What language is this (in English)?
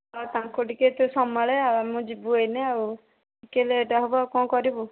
Odia